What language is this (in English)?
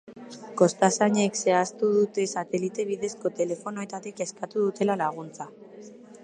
Basque